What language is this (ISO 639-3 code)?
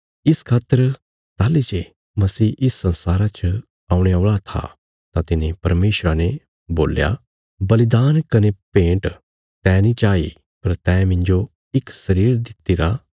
kfs